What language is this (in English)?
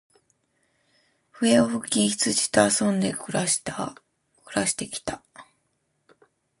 Japanese